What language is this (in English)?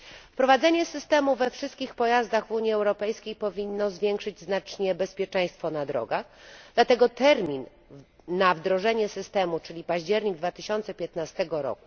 Polish